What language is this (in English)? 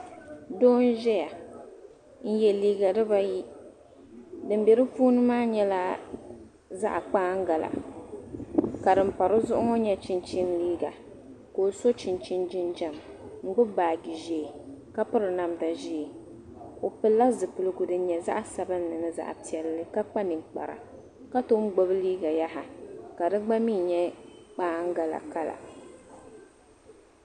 Dagbani